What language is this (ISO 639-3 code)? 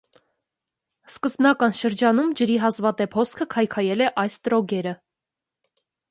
hye